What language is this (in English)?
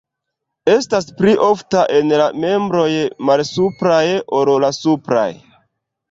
Esperanto